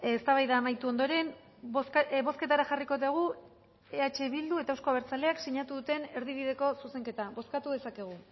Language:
Basque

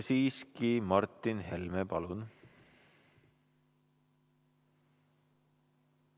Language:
Estonian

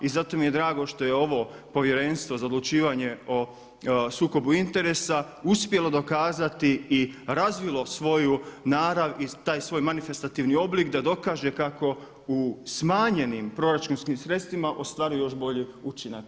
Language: Croatian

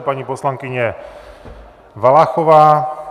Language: Czech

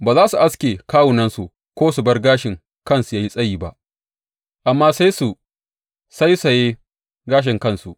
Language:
Hausa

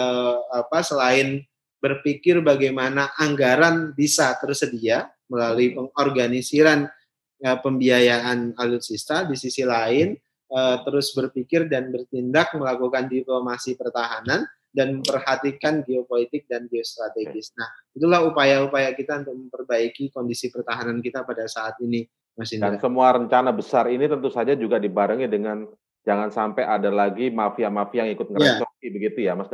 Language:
Indonesian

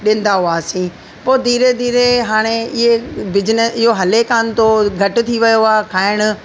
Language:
Sindhi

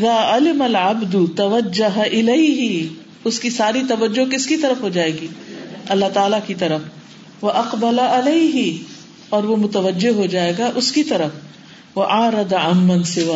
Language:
Urdu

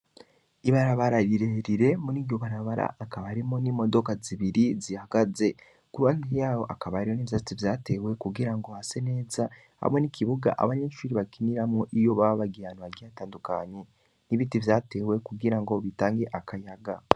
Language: Rundi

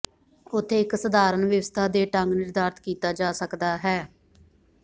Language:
Punjabi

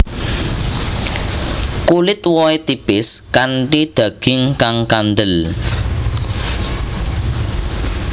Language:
Javanese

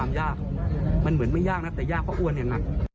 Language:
Thai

